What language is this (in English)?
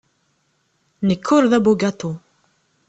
Kabyle